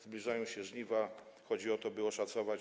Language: Polish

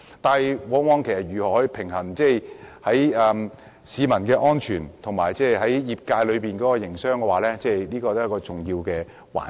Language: Cantonese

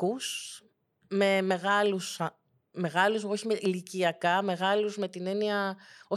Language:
Greek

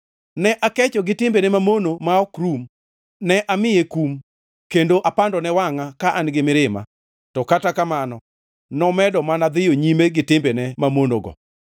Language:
Luo (Kenya and Tanzania)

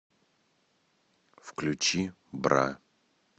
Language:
Russian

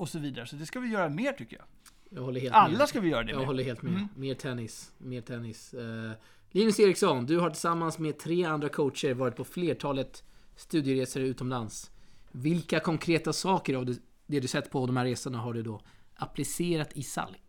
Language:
Swedish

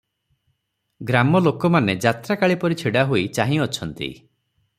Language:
Odia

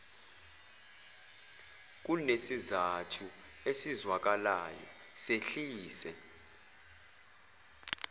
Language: Zulu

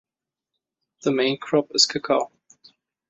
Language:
English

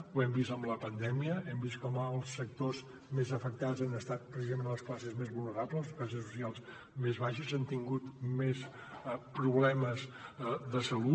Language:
Catalan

